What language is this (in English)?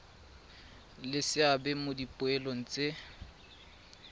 Tswana